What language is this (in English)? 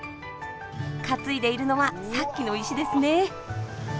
Japanese